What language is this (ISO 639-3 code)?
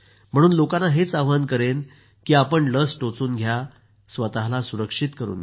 mar